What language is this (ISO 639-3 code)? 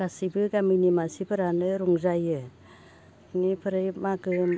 brx